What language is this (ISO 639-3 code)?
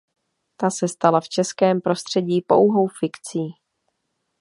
ces